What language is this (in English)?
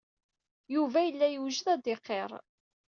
Kabyle